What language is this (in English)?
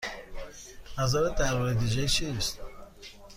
Persian